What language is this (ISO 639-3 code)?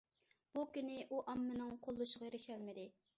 uig